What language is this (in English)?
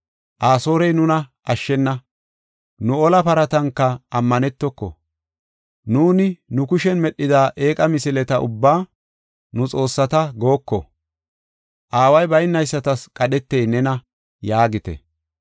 Gofa